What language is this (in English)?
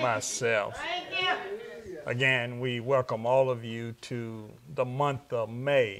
English